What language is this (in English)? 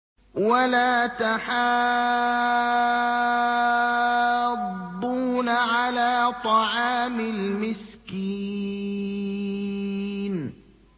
Arabic